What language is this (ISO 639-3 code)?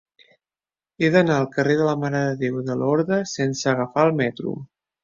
cat